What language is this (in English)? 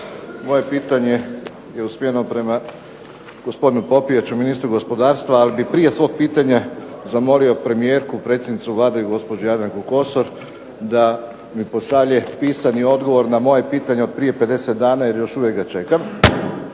Croatian